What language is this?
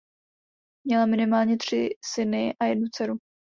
Czech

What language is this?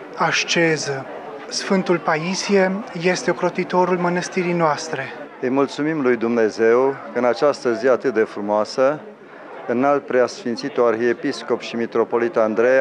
Romanian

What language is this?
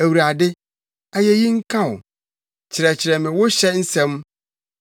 Akan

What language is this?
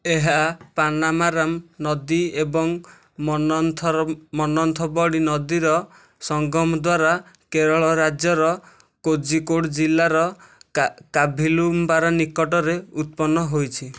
Odia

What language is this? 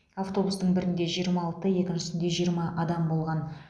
Kazakh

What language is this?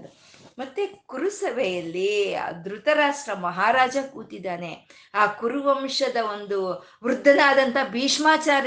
Kannada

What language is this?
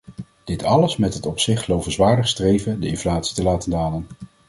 Dutch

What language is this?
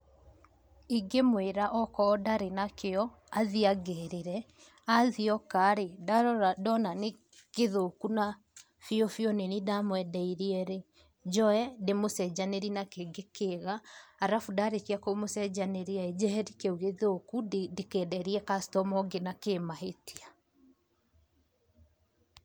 Kikuyu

